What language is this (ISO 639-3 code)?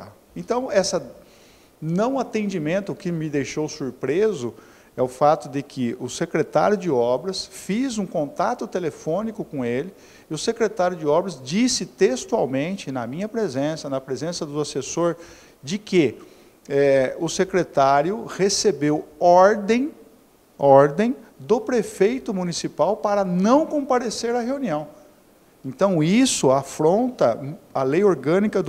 por